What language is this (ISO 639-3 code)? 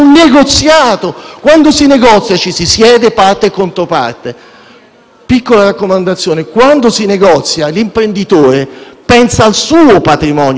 ita